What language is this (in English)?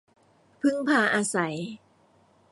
Thai